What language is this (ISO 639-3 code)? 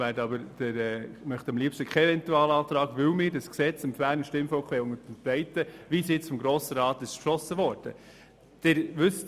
gsw